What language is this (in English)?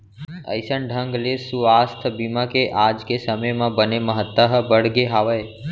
Chhattisgarhi